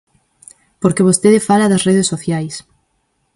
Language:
Galician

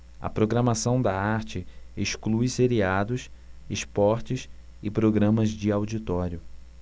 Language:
Portuguese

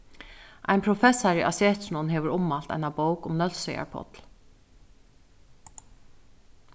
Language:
Faroese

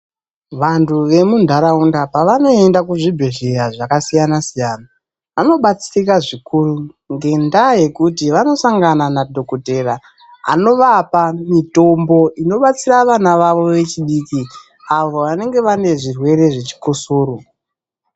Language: Ndau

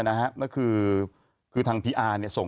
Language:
Thai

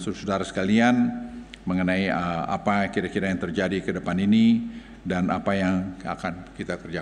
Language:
Indonesian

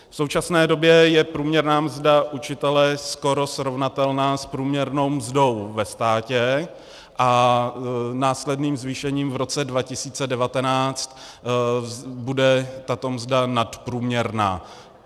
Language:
Czech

